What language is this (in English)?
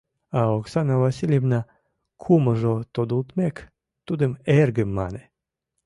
Mari